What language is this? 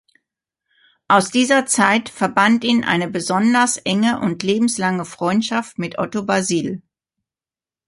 German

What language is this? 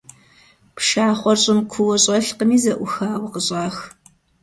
Kabardian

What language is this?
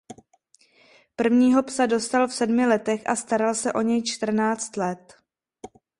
Czech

